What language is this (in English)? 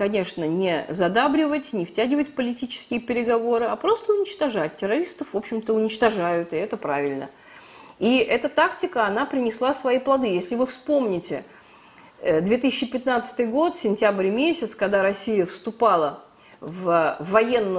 Russian